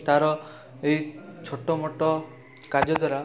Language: Odia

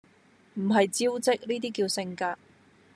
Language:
Cantonese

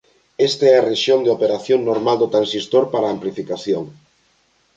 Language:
Galician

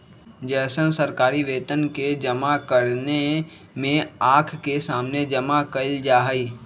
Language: Magahi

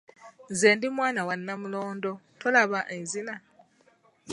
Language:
Ganda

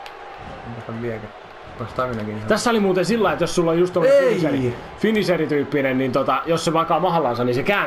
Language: Finnish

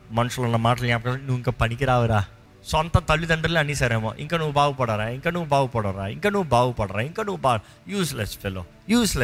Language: Telugu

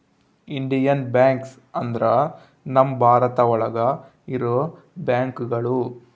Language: Kannada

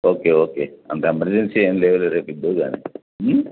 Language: Telugu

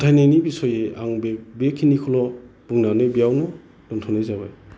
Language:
Bodo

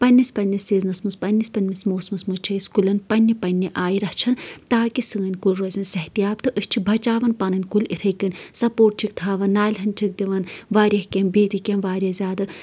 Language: Kashmiri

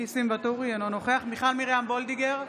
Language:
Hebrew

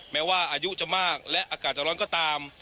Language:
Thai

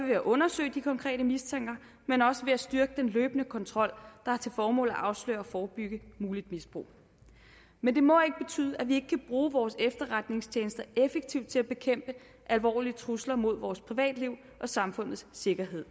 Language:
Danish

